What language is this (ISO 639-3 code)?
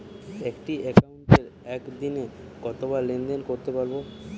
ben